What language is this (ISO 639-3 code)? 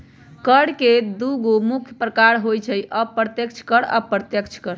mag